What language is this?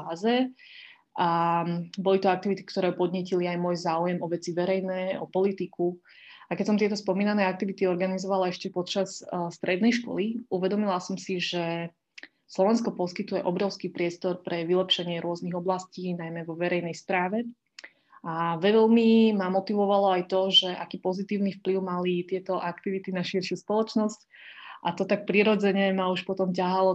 Slovak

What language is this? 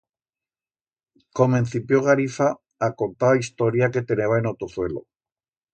Aragonese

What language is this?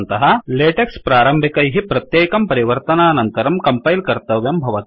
Sanskrit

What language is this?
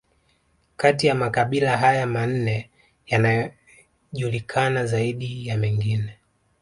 Swahili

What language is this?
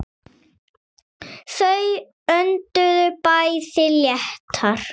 Icelandic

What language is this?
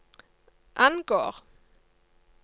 Norwegian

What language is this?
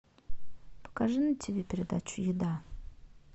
Russian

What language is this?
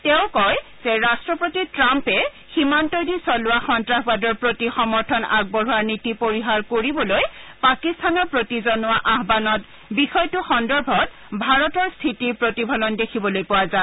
Assamese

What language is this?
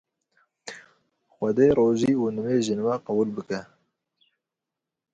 Kurdish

